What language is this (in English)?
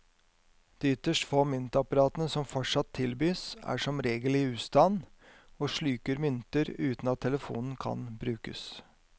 Norwegian